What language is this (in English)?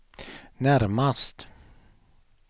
Swedish